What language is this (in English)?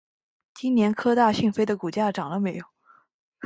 Chinese